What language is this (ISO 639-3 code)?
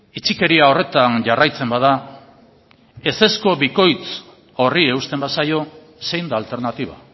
eus